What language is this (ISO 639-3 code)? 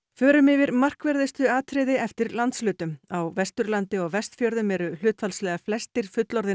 isl